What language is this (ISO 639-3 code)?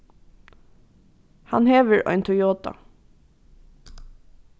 fao